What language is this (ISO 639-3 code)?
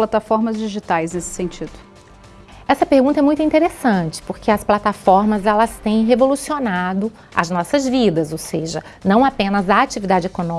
por